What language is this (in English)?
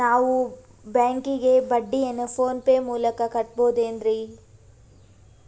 Kannada